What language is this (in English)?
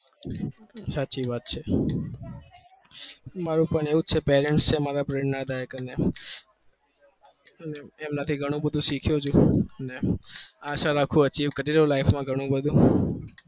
Gujarati